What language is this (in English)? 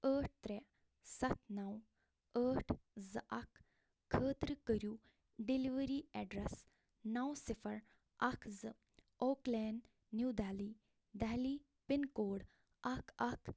Kashmiri